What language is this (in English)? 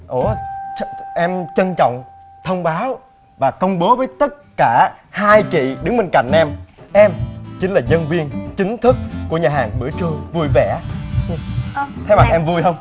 Vietnamese